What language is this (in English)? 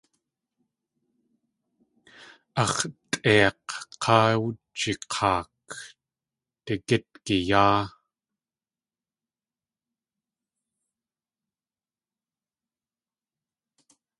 Tlingit